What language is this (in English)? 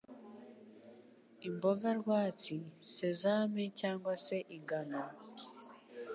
Kinyarwanda